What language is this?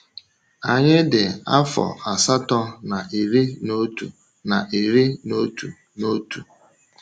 Igbo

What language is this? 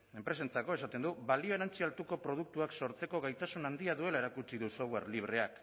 Basque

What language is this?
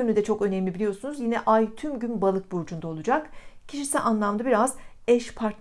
Turkish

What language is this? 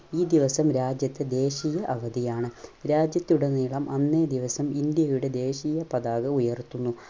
Malayalam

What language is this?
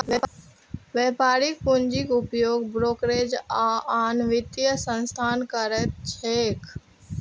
Maithili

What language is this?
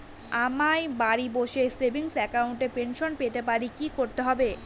Bangla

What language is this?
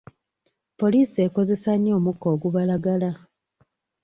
Ganda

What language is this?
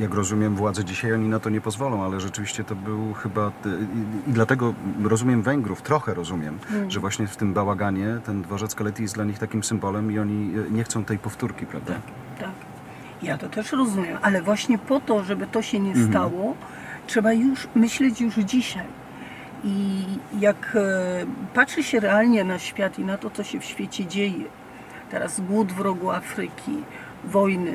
Polish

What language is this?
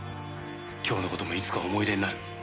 Japanese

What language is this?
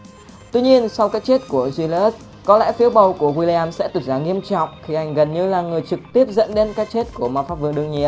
Vietnamese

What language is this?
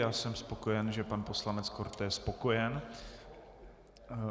Czech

